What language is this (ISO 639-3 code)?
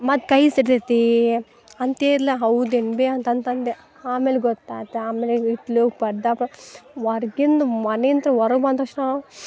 kan